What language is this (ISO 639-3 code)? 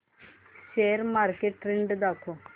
mar